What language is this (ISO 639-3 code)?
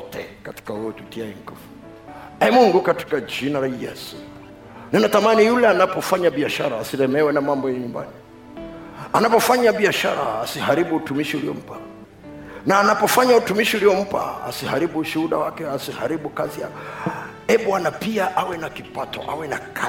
swa